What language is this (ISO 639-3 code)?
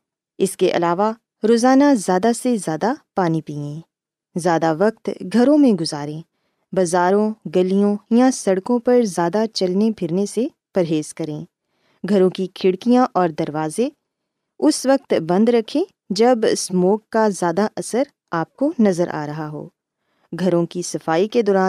urd